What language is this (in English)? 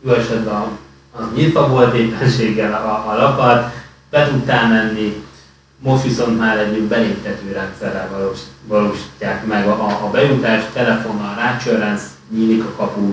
Hungarian